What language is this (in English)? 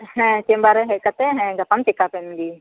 Santali